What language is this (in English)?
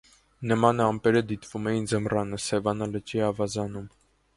Armenian